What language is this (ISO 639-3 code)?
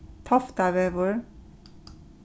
fao